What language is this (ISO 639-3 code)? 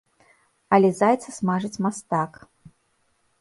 bel